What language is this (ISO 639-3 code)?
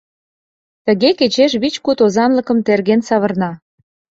chm